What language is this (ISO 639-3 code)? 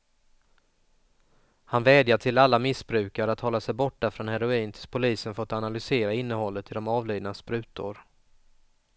swe